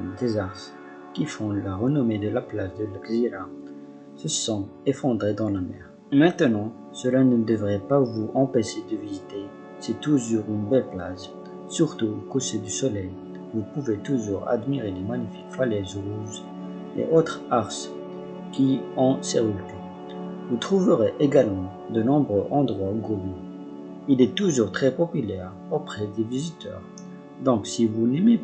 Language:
French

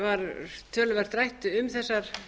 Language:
Icelandic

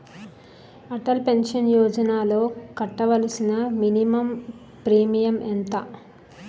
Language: Telugu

